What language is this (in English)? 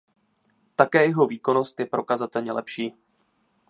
Czech